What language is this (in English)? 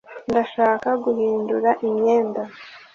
Kinyarwanda